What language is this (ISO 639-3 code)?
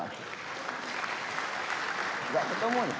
ind